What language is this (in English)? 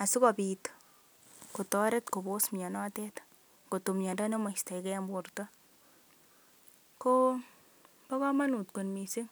Kalenjin